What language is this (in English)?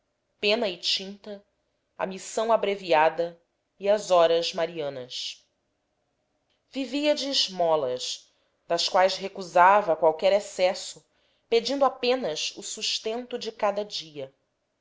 Portuguese